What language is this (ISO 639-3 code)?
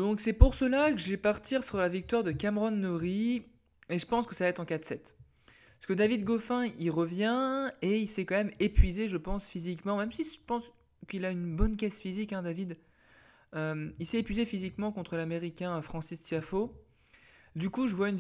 fra